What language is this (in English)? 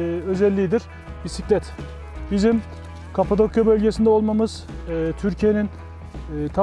Turkish